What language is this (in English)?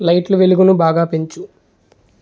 Telugu